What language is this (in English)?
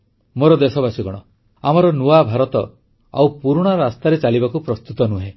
Odia